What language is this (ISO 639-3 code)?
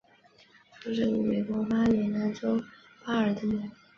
zho